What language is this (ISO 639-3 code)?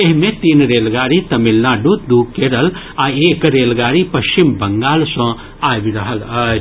mai